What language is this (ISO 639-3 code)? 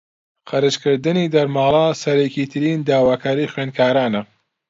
ckb